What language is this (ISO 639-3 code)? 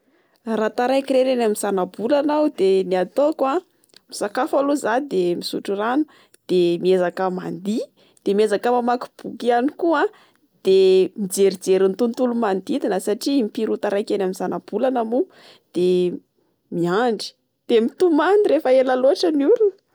mlg